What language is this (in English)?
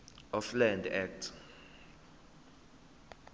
Zulu